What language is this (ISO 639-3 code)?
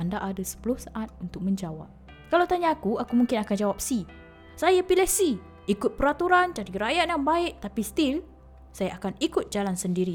msa